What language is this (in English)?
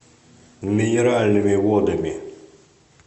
Russian